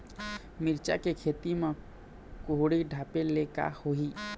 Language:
Chhattisgarhi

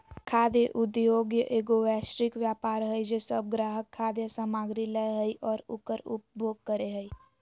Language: Magahi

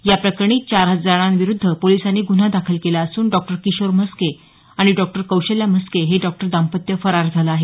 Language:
Marathi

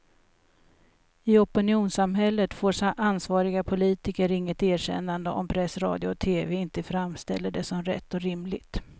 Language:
Swedish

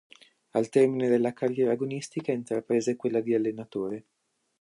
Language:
Italian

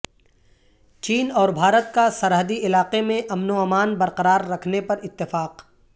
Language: Urdu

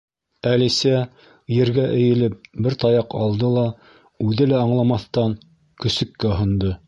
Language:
Bashkir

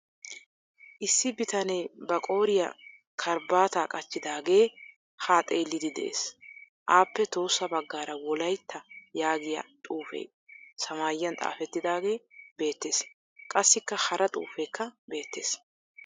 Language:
Wolaytta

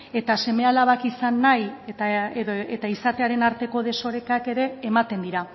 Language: Basque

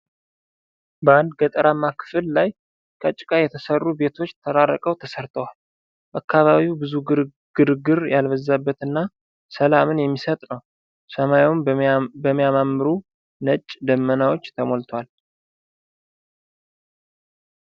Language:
Amharic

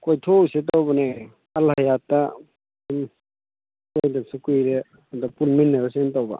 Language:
Manipuri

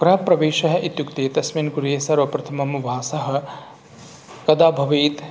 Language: Sanskrit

